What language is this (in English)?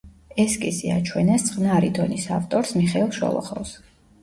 Georgian